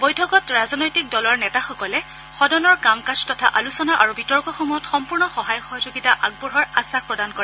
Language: Assamese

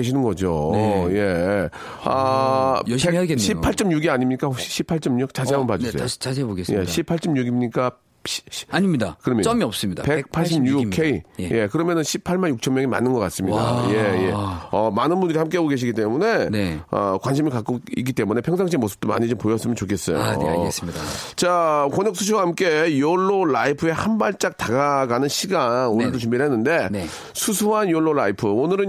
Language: Korean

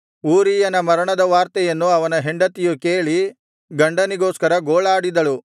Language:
Kannada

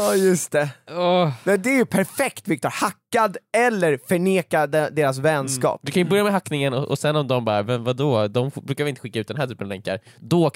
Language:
Swedish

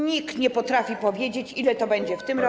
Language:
Polish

